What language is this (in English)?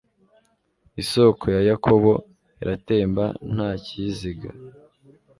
Kinyarwanda